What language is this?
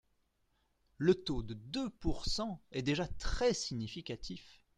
French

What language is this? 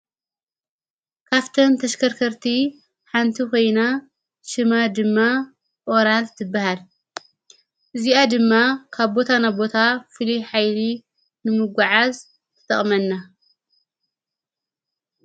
Tigrinya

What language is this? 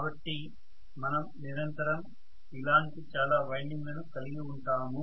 Telugu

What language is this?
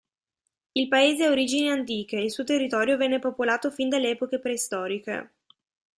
Italian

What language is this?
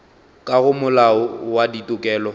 Northern Sotho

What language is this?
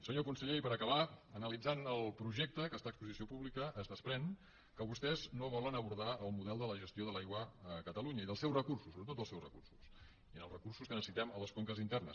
Catalan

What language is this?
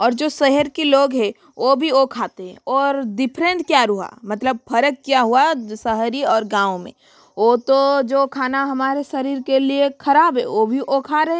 Hindi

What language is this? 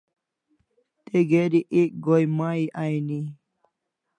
Kalasha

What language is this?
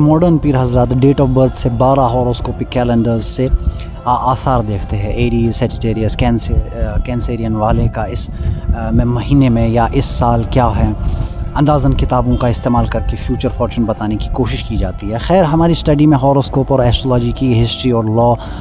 Urdu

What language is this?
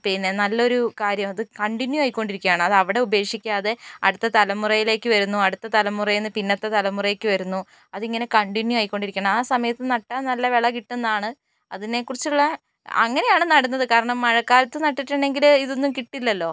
Malayalam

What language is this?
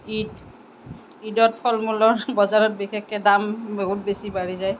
Assamese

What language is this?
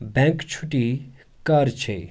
Kashmiri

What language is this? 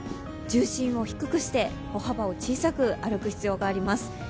Japanese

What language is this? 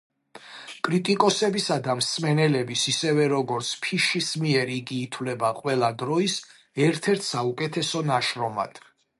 Georgian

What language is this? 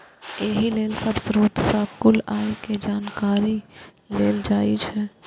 Maithili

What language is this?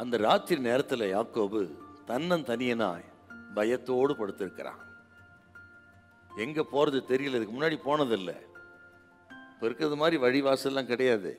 Tamil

